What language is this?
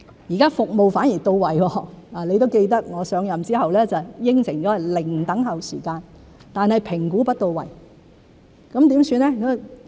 Cantonese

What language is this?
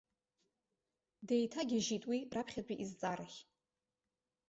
Abkhazian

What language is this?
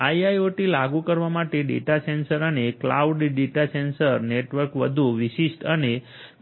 Gujarati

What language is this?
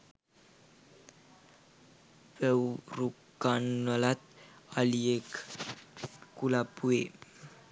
Sinhala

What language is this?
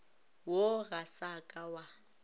Northern Sotho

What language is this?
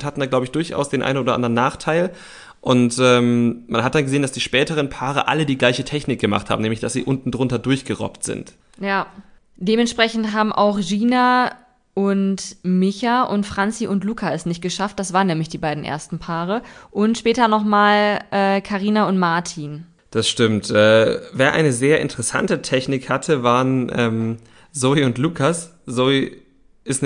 German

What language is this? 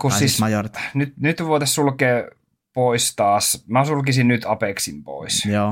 Finnish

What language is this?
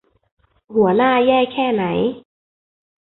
Thai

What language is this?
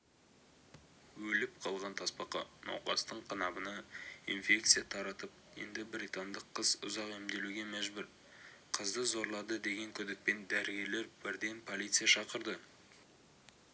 Kazakh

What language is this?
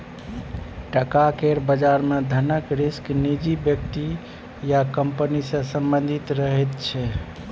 Maithili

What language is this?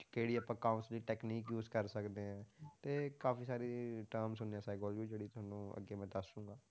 Punjabi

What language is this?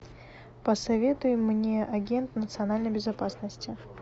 Russian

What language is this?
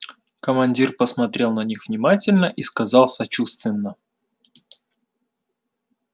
Russian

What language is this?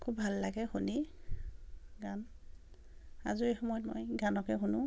Assamese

